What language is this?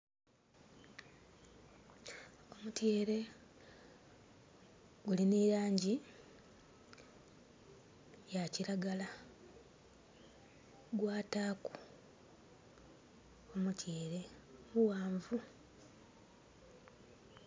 Soga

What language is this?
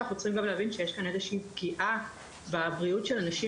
Hebrew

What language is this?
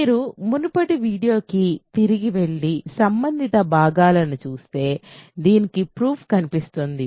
Telugu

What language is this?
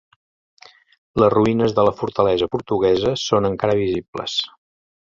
Catalan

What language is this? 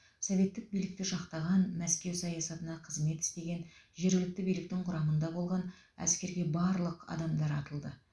Kazakh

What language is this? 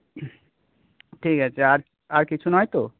Bangla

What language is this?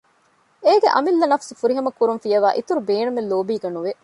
Divehi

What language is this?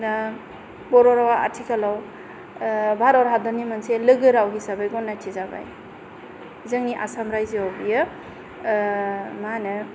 Bodo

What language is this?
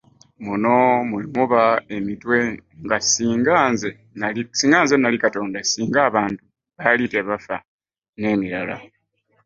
Ganda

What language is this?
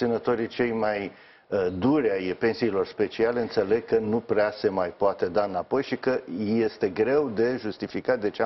Romanian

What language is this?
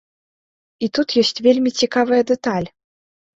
Belarusian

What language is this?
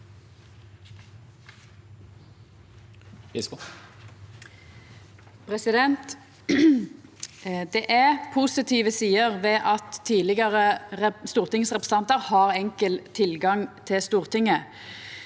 Norwegian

